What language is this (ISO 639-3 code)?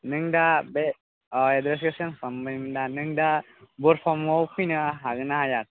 brx